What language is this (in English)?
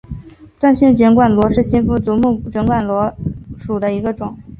Chinese